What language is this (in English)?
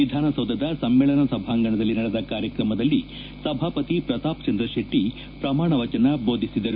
Kannada